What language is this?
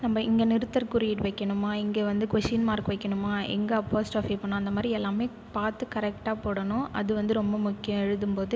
Tamil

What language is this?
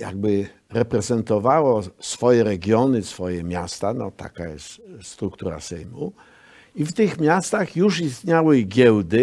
Polish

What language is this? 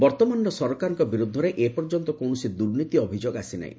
Odia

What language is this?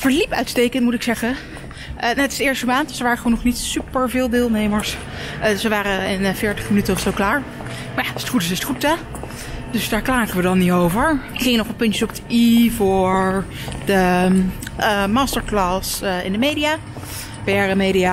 Dutch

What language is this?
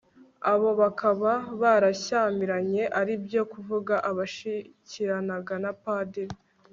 Kinyarwanda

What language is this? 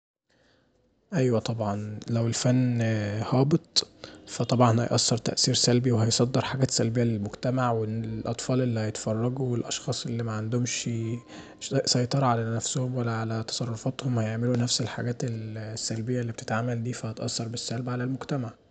Egyptian Arabic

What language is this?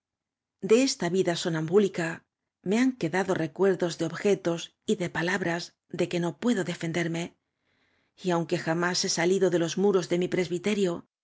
Spanish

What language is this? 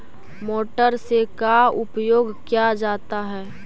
Magahi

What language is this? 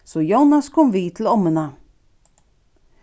Faroese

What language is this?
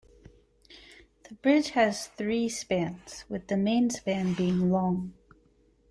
English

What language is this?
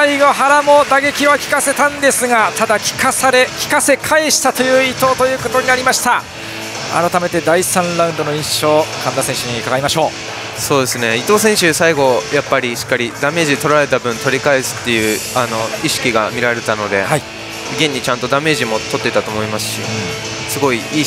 Japanese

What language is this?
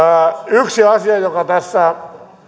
Finnish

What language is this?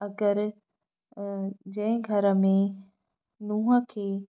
Sindhi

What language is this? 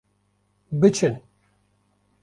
Kurdish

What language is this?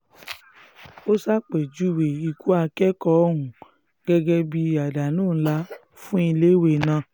Yoruba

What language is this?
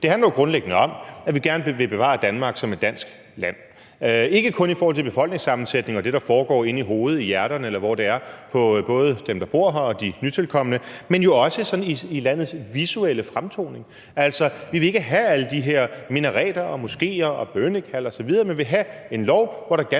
Danish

